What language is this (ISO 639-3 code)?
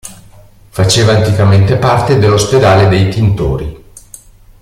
ita